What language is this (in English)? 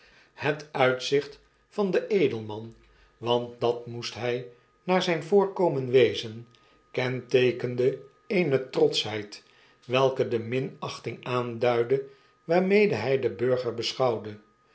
Dutch